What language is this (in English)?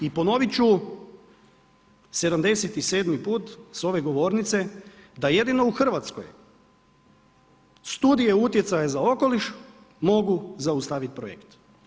Croatian